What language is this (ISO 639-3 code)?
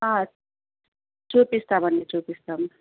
tel